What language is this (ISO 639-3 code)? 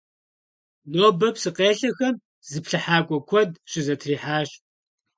kbd